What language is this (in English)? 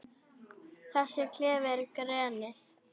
Icelandic